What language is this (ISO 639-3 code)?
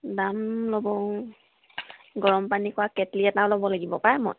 asm